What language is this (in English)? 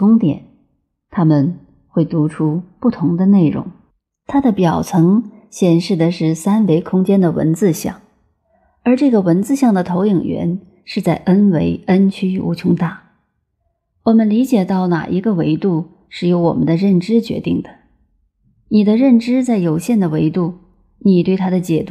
Chinese